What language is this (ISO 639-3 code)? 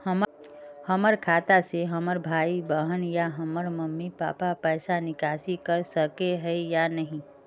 mag